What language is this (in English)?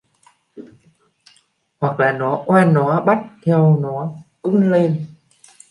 Vietnamese